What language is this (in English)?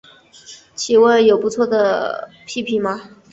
Chinese